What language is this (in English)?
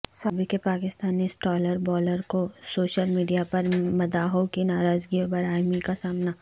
Urdu